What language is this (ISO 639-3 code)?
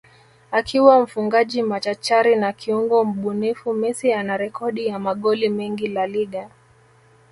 swa